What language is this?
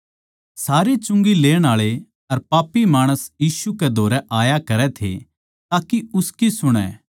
Haryanvi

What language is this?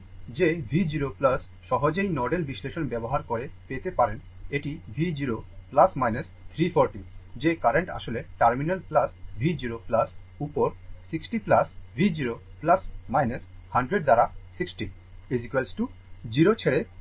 Bangla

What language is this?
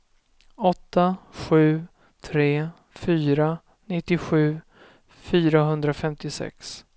Swedish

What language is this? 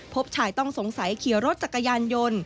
Thai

